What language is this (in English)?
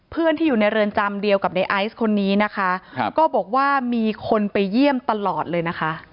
Thai